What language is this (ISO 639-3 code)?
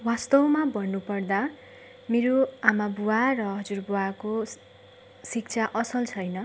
nep